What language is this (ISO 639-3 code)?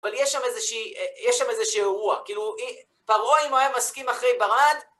heb